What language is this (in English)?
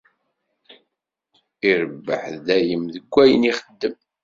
Kabyle